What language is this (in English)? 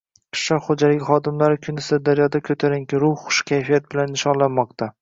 Uzbek